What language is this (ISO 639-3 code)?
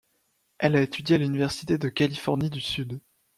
fra